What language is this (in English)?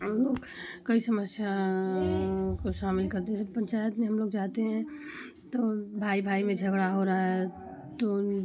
Hindi